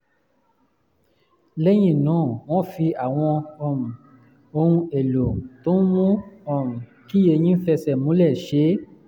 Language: Yoruba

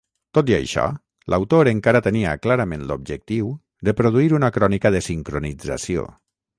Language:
Catalan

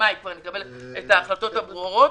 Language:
Hebrew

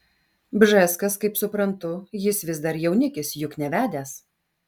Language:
Lithuanian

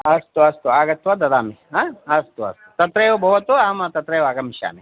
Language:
Sanskrit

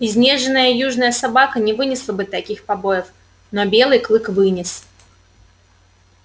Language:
Russian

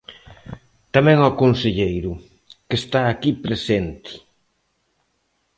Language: Galician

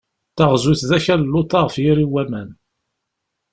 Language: Kabyle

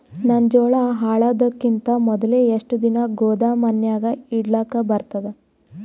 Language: Kannada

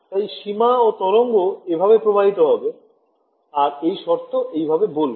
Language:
Bangla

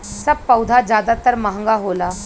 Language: Bhojpuri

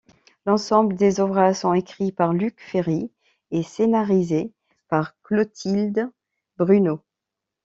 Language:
French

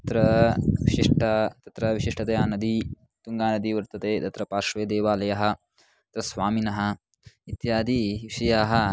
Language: Sanskrit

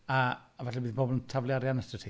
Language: Welsh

